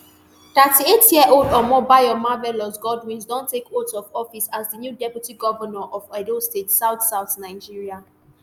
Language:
Nigerian Pidgin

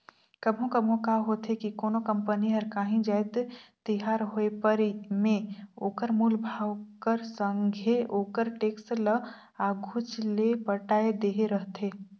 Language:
Chhattisgarhi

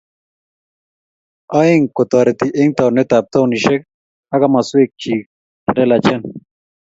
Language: Kalenjin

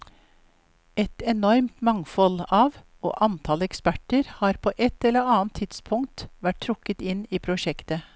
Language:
Norwegian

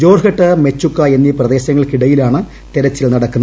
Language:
Malayalam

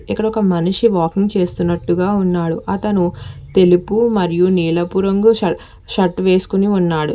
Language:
Telugu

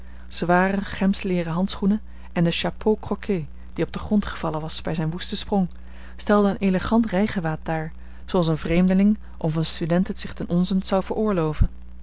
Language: Dutch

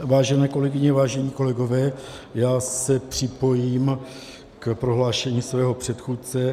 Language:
Czech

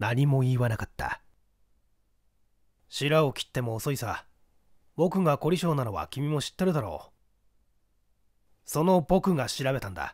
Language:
Japanese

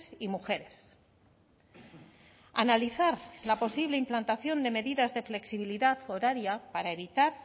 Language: Spanish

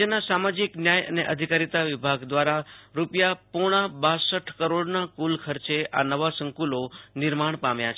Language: Gujarati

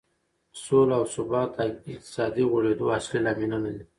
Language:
Pashto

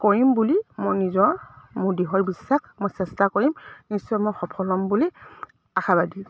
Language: Assamese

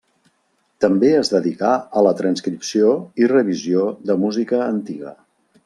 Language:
Catalan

